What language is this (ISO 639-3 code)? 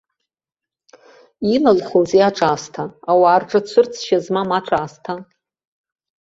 abk